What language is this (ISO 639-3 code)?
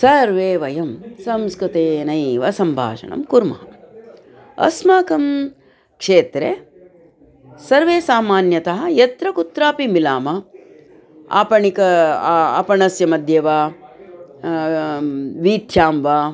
san